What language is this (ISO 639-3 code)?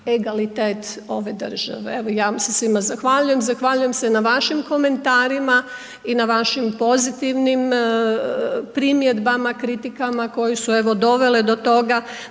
hrv